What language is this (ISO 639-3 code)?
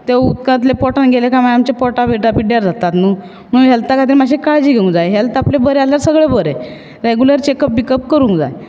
kok